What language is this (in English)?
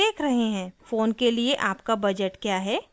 Hindi